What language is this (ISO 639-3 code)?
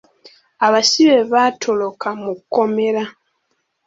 lug